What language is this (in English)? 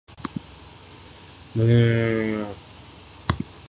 Urdu